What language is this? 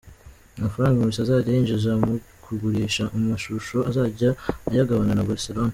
Kinyarwanda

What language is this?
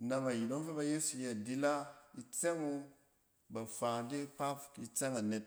Cen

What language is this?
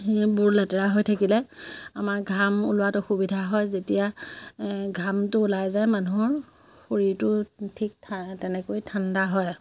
Assamese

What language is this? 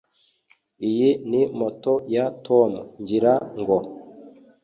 Kinyarwanda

